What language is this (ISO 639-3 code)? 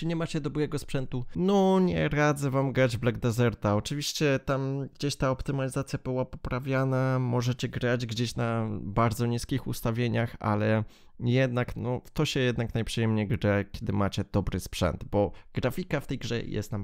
pol